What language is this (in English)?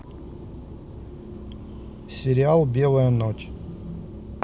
Russian